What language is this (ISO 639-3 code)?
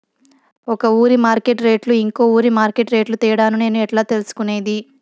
tel